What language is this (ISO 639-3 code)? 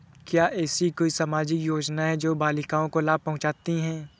hin